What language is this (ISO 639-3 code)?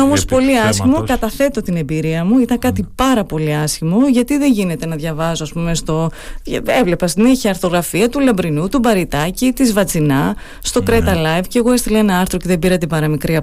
ell